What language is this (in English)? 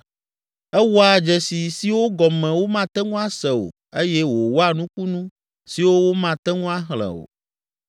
Ewe